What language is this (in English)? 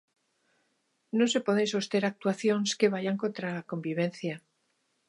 Galician